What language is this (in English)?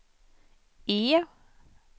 Swedish